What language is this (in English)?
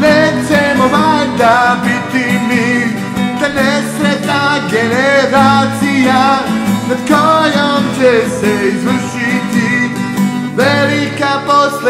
Danish